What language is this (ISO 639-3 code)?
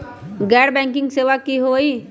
mag